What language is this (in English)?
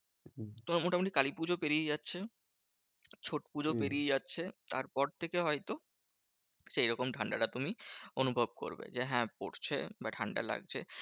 Bangla